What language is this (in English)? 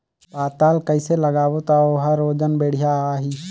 Chhattisgarhi